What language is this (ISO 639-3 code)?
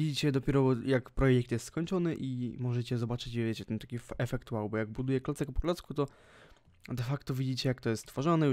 pol